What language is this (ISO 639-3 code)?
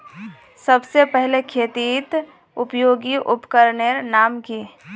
mag